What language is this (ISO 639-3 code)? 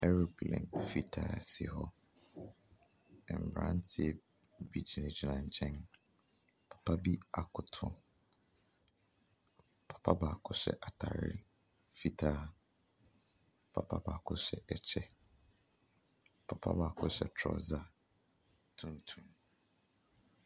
aka